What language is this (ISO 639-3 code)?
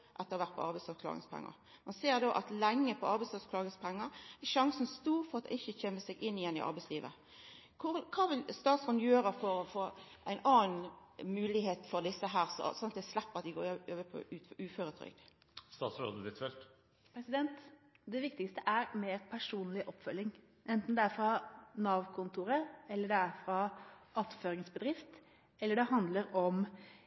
nor